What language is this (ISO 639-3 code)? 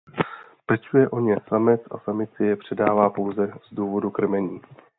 ces